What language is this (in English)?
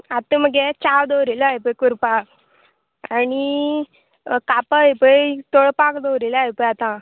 Konkani